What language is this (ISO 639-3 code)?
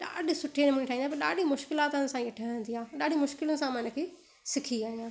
snd